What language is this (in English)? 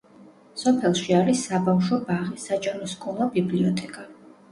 Georgian